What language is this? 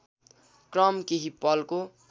Nepali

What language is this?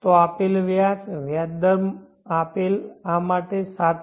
Gujarati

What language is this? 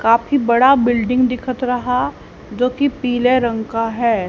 Hindi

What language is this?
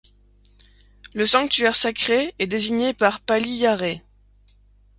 French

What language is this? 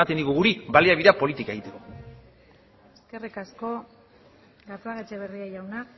Basque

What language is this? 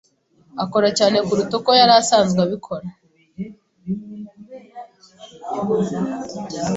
Kinyarwanda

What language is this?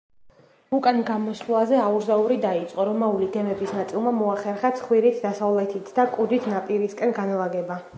Georgian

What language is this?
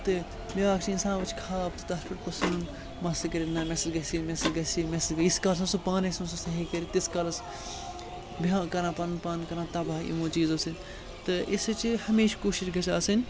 Kashmiri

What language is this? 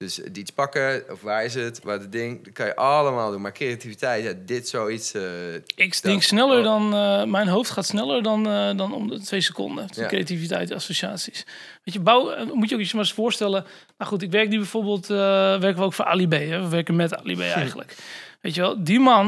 Dutch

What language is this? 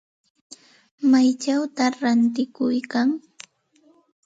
Santa Ana de Tusi Pasco Quechua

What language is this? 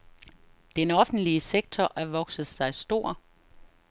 Danish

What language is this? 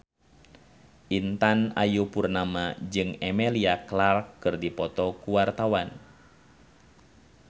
Sundanese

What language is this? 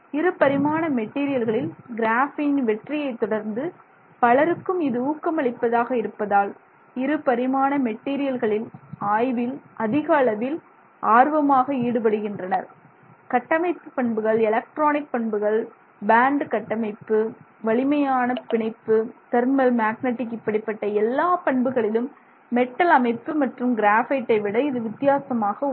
Tamil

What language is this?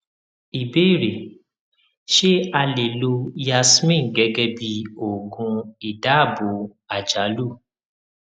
Yoruba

